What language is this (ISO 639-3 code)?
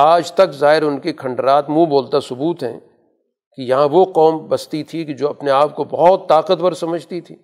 urd